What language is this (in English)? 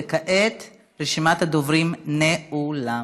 Hebrew